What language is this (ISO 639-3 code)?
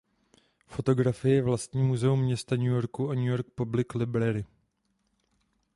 ces